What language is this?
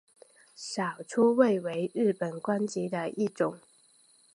Chinese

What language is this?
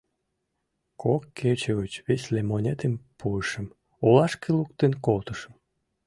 Mari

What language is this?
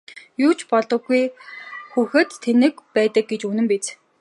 Mongolian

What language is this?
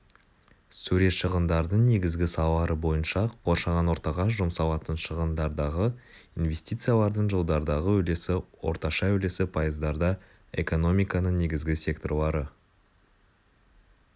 Kazakh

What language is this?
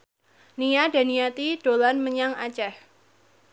Javanese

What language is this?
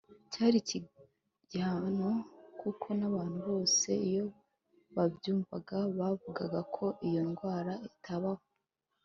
Kinyarwanda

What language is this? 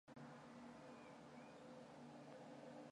Mongolian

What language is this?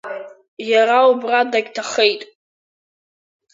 Abkhazian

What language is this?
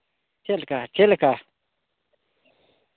Santali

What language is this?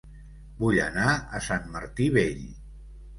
Catalan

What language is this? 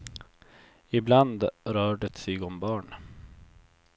Swedish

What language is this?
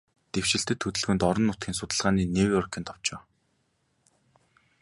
Mongolian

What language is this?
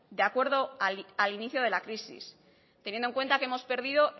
Spanish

